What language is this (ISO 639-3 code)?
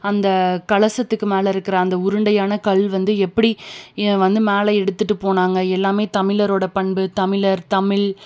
tam